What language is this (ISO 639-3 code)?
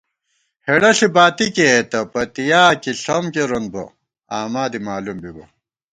gwt